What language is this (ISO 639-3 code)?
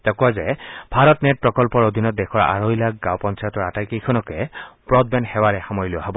asm